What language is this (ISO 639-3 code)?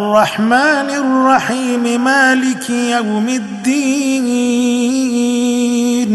ara